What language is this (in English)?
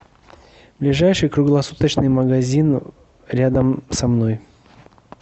Russian